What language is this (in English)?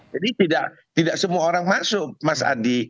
Indonesian